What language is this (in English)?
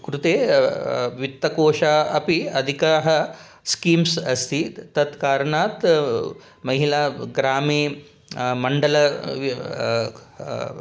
Sanskrit